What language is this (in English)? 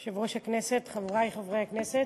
Hebrew